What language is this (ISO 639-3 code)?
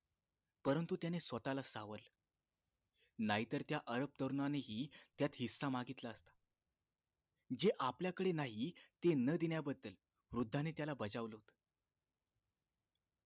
mar